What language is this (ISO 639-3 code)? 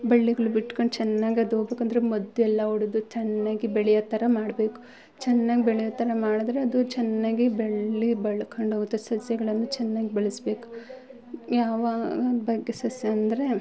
kan